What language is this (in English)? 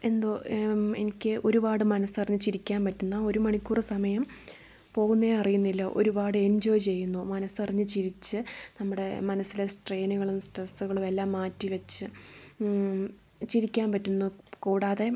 Malayalam